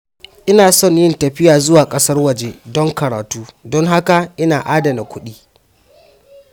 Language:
Hausa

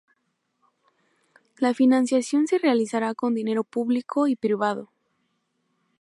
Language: Spanish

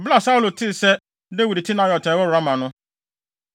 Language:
Akan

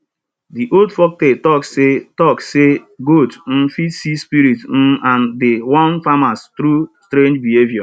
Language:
Nigerian Pidgin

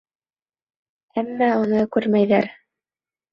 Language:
Bashkir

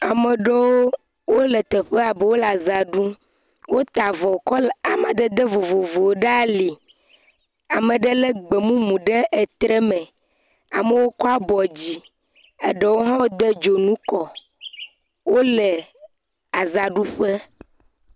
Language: Ewe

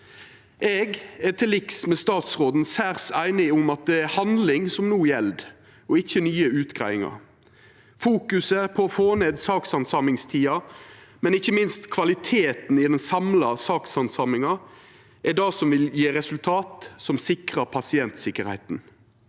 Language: Norwegian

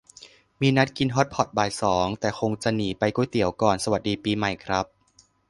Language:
Thai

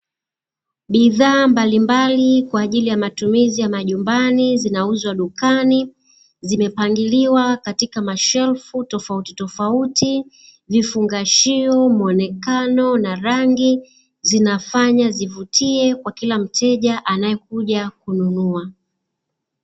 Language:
Swahili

